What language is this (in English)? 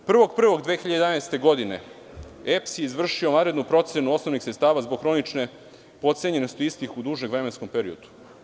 Serbian